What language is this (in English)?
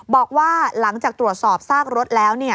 Thai